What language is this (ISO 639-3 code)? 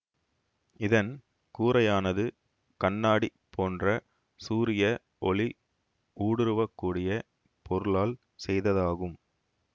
tam